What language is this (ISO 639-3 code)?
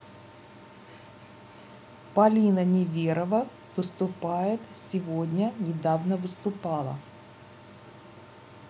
rus